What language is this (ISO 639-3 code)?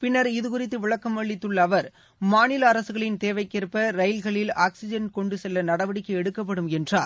tam